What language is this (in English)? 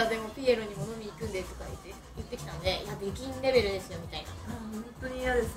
Japanese